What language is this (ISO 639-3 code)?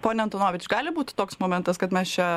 lit